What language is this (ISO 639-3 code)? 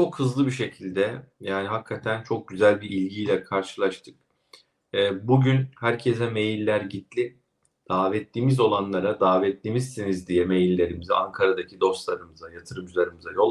tur